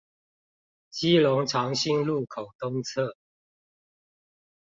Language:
Chinese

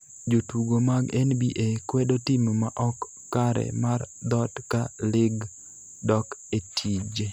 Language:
Luo (Kenya and Tanzania)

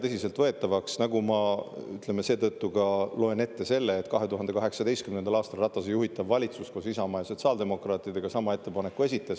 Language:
Estonian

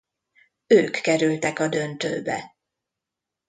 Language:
Hungarian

